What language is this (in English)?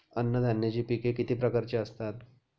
Marathi